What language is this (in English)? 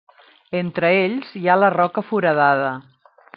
Catalan